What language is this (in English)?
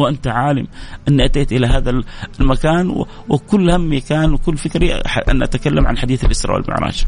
Arabic